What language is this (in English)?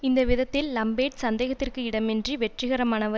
Tamil